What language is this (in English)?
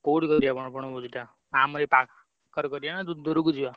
Odia